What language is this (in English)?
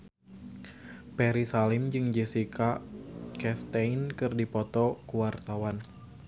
Sundanese